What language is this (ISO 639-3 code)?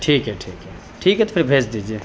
urd